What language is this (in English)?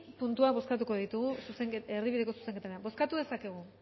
Basque